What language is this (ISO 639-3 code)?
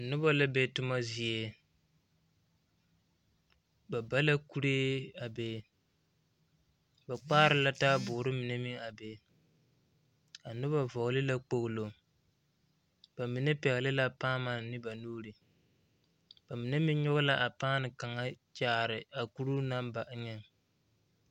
dga